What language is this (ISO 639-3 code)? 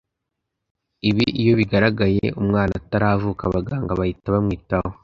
kin